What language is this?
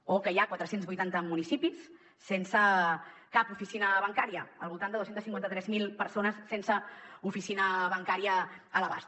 Catalan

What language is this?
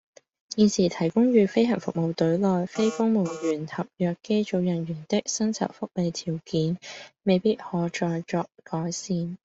Cantonese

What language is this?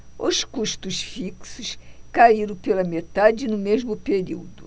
Portuguese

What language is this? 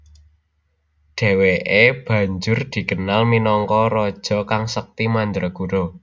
Javanese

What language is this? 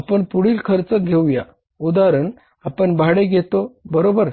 Marathi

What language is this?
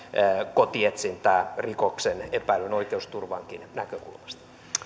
Finnish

